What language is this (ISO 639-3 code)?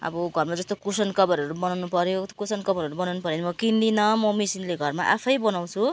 nep